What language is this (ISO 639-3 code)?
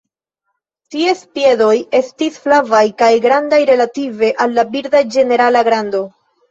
epo